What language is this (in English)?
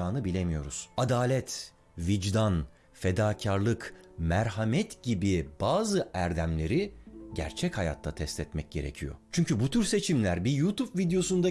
Turkish